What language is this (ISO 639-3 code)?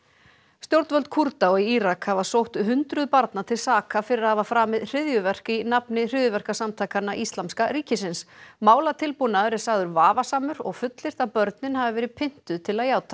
isl